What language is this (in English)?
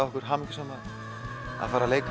Icelandic